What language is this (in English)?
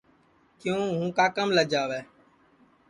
Sansi